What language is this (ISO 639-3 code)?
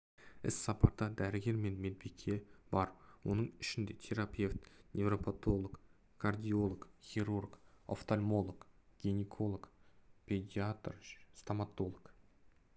kaz